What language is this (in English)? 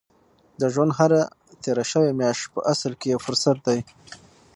Pashto